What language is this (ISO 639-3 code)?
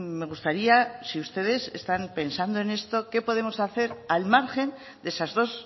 spa